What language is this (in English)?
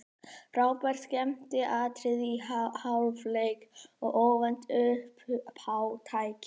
Icelandic